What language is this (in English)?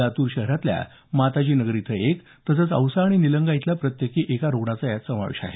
Marathi